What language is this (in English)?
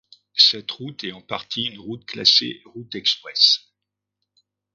French